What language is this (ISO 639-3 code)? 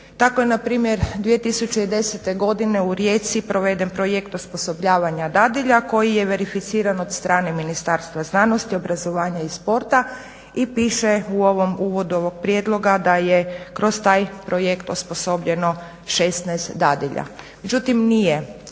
hrv